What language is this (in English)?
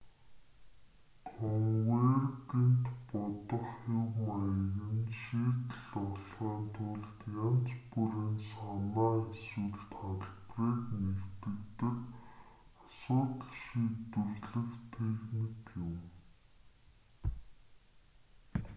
Mongolian